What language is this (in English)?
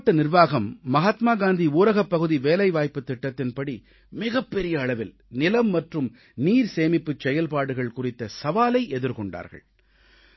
Tamil